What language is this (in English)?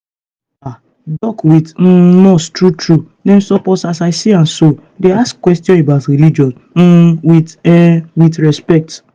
Nigerian Pidgin